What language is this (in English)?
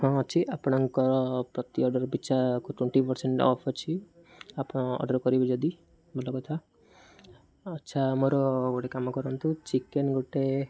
Odia